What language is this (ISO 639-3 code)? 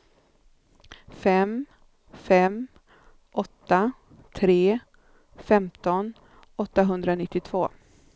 swe